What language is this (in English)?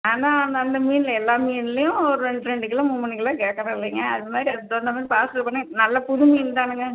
Tamil